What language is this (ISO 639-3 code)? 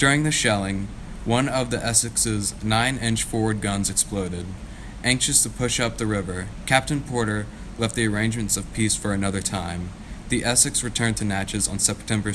eng